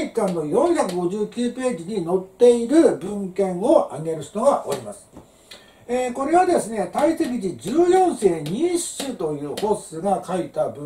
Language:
Japanese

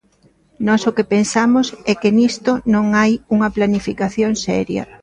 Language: Galician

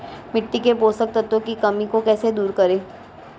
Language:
Hindi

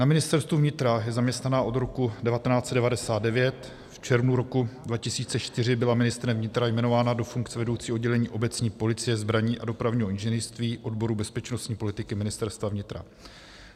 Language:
Czech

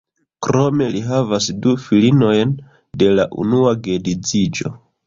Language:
Esperanto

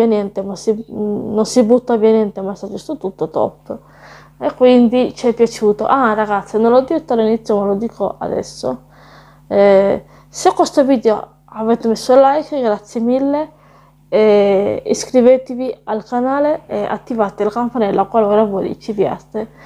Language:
Italian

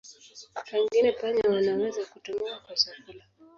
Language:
Swahili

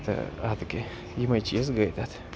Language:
Kashmiri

